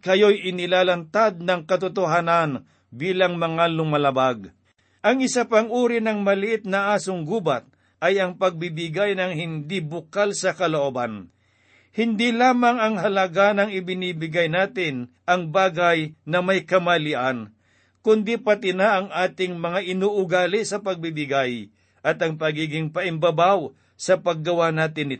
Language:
Filipino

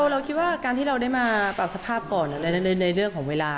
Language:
Thai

